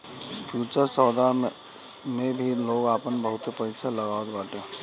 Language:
Bhojpuri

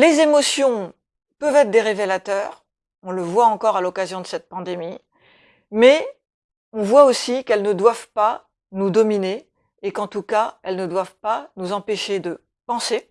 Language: French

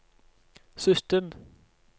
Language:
Norwegian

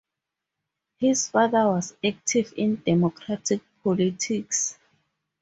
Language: English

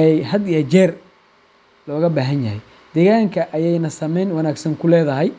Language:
Somali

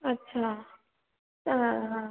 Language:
Sindhi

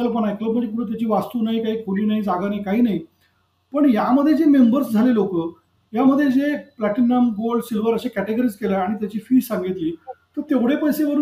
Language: Marathi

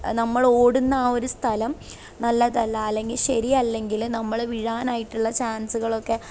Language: Malayalam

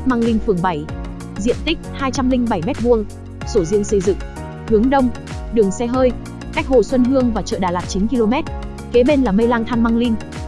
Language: Vietnamese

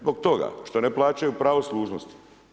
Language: Croatian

